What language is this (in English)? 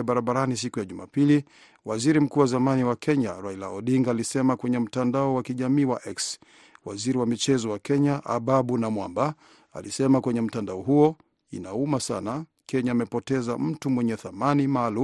Swahili